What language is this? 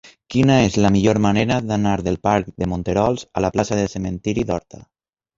Catalan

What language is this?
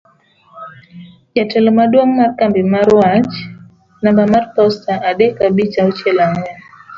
Luo (Kenya and Tanzania)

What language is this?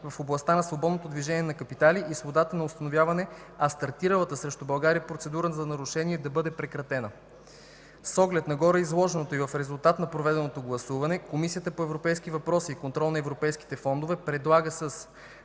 Bulgarian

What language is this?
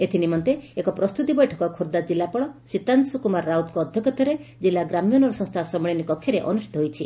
Odia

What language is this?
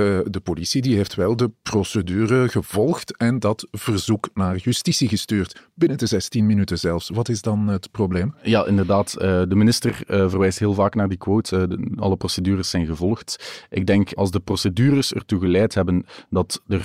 Dutch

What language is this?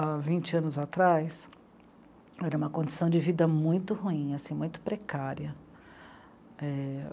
Portuguese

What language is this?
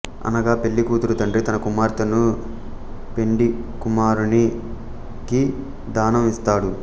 Telugu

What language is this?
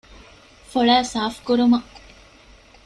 Divehi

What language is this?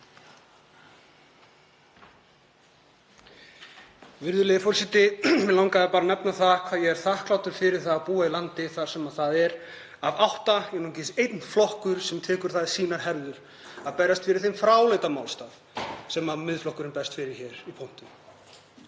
Icelandic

